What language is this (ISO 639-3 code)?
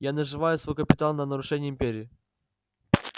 rus